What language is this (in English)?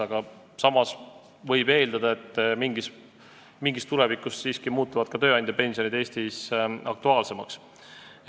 Estonian